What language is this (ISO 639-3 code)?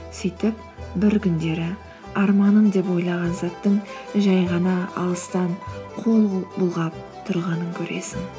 kaz